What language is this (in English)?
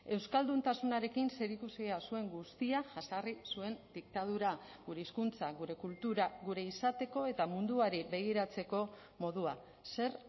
Basque